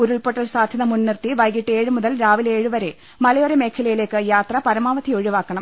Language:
Malayalam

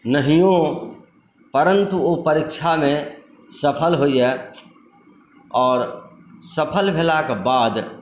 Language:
Maithili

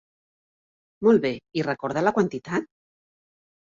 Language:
Catalan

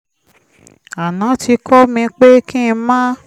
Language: Yoruba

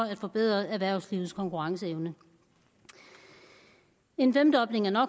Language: Danish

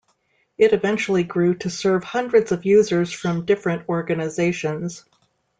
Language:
English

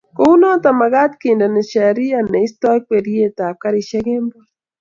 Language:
Kalenjin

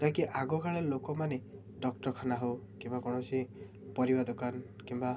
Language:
Odia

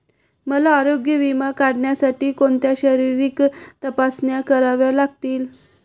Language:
Marathi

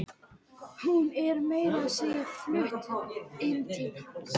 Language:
Icelandic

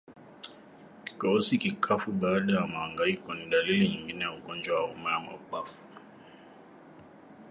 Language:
Swahili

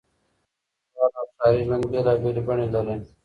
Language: Pashto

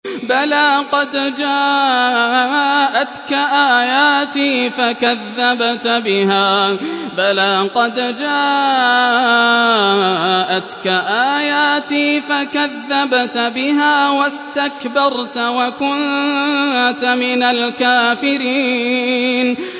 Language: Arabic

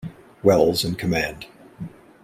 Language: English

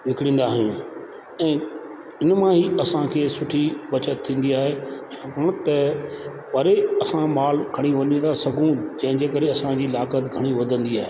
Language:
Sindhi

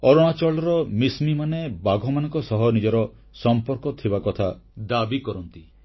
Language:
Odia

